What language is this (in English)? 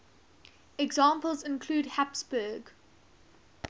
English